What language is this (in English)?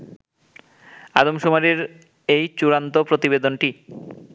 Bangla